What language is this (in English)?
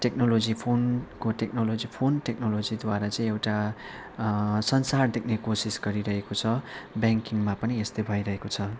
Nepali